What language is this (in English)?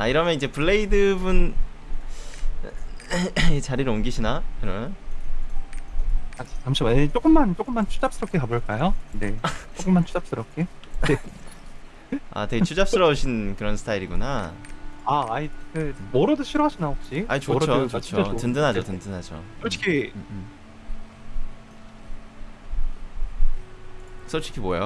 Korean